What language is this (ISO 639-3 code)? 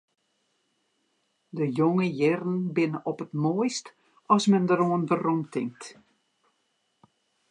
fry